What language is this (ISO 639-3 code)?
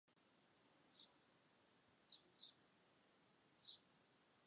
zho